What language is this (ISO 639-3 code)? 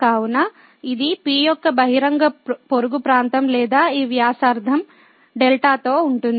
tel